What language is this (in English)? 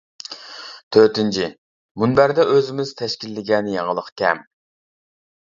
Uyghur